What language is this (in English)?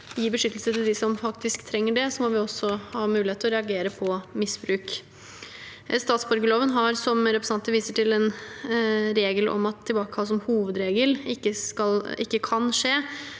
Norwegian